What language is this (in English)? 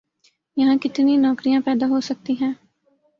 Urdu